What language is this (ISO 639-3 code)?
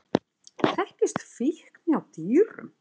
isl